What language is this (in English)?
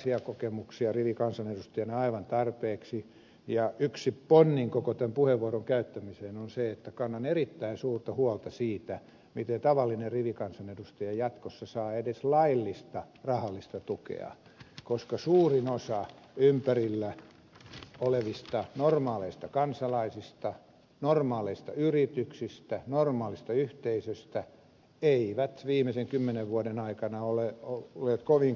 Finnish